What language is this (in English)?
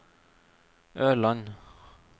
Norwegian